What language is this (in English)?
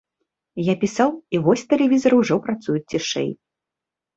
Belarusian